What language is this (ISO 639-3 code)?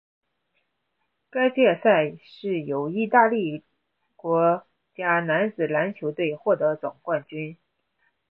zho